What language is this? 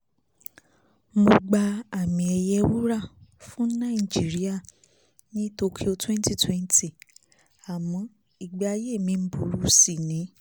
Yoruba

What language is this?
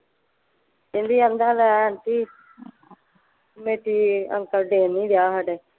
Punjabi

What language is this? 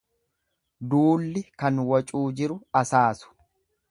Oromo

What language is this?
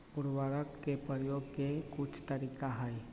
Magahi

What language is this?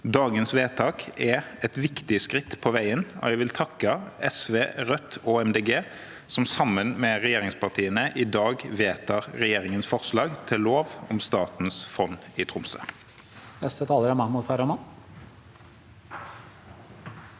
Norwegian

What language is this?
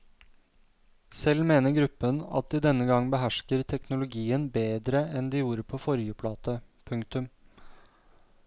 Norwegian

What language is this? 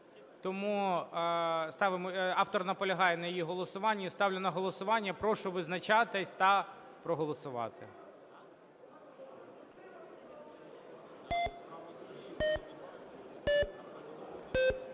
Ukrainian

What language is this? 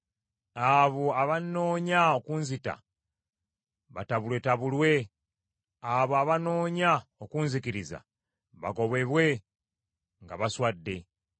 Ganda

